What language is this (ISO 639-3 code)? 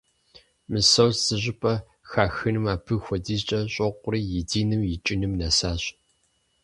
kbd